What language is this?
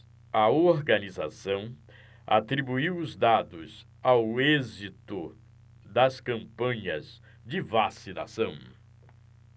Portuguese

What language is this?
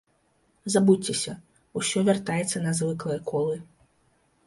Belarusian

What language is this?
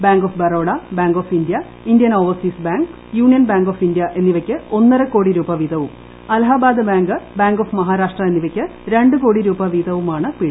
Malayalam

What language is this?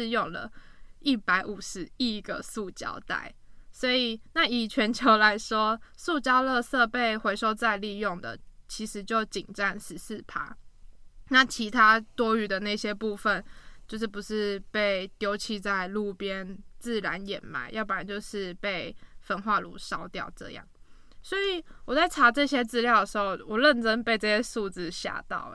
Chinese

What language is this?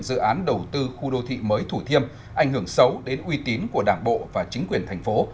Vietnamese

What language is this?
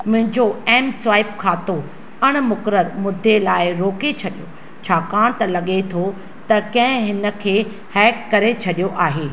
Sindhi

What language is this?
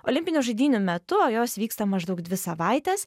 Lithuanian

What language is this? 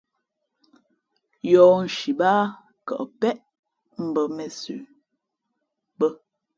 Fe'fe'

